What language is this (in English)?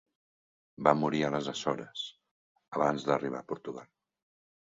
Catalan